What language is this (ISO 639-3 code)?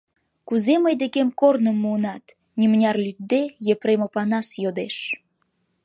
chm